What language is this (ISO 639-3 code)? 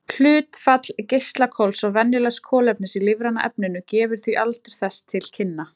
isl